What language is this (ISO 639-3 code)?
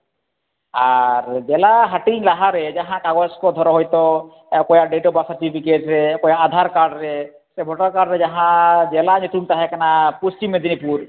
sat